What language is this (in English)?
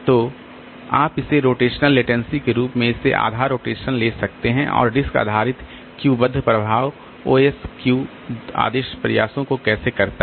Hindi